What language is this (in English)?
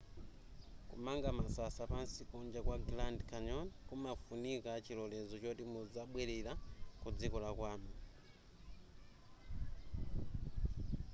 Nyanja